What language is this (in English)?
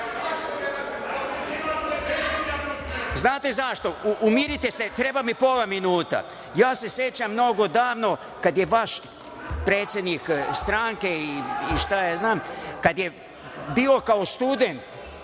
Serbian